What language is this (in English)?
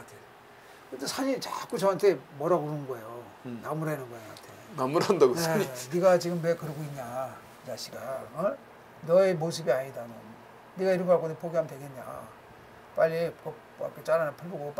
Korean